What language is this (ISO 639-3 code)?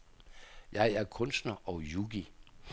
dan